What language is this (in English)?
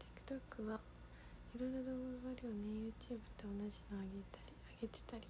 Japanese